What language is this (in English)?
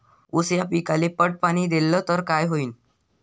Marathi